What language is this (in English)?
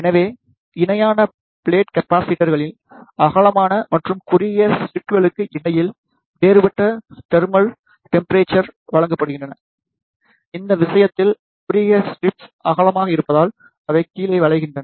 Tamil